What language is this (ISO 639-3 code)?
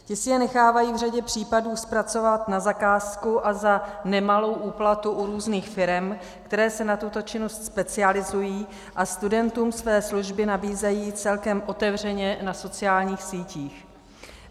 ces